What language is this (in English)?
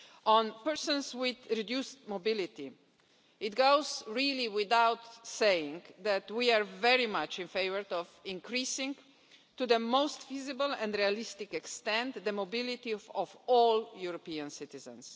English